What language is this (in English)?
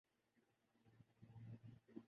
Urdu